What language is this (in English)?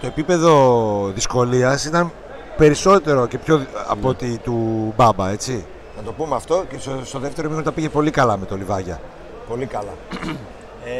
Greek